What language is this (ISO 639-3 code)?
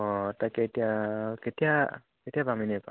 asm